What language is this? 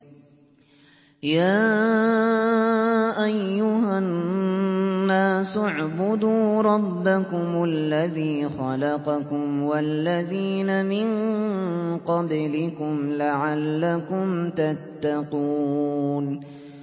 Arabic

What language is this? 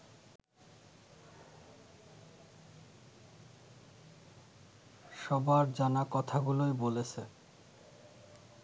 Bangla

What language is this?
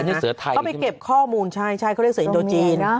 Thai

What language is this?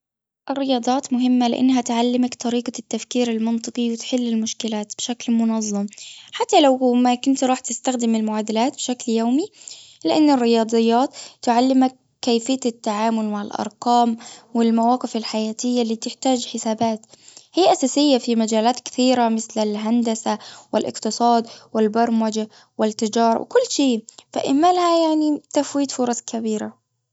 Gulf Arabic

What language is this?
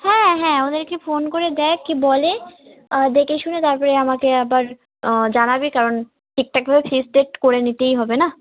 Bangla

